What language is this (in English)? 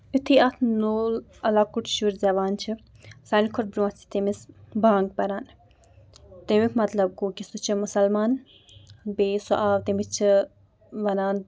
Kashmiri